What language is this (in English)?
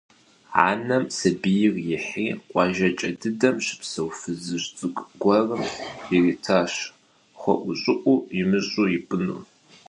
Kabardian